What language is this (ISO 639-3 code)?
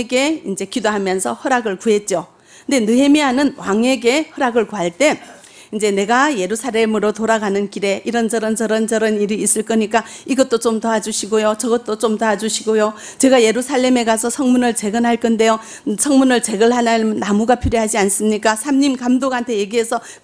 kor